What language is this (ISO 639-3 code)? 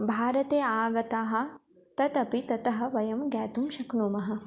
san